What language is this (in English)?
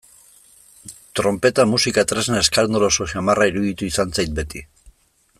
Basque